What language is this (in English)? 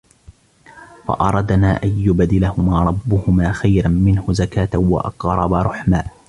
Arabic